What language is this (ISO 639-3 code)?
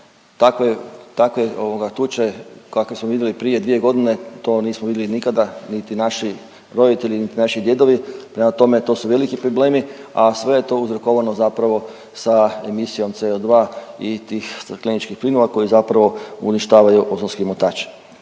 hrv